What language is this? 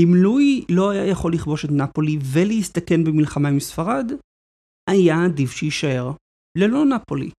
Hebrew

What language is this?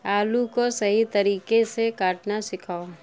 Urdu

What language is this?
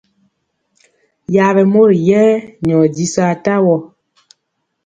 Mpiemo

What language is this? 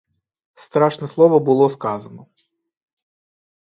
Ukrainian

